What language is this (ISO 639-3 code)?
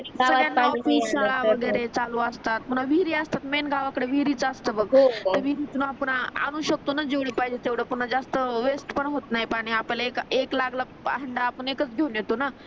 mar